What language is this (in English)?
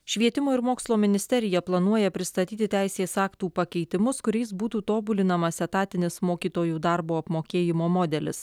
Lithuanian